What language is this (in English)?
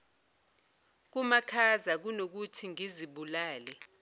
Zulu